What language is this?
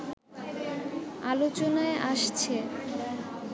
Bangla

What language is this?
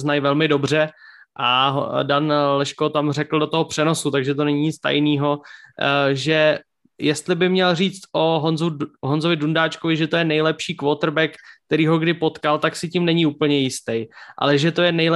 Czech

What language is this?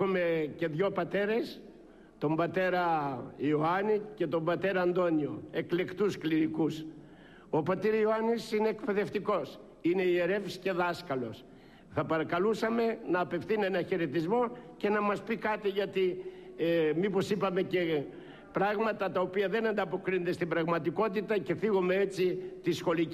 Greek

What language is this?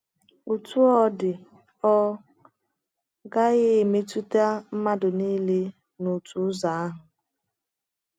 Igbo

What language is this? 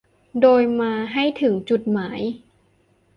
Thai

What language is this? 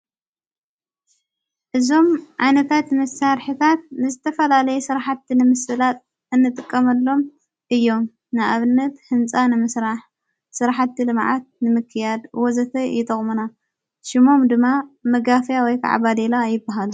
Tigrinya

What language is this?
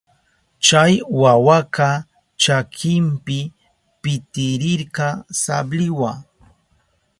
Southern Pastaza Quechua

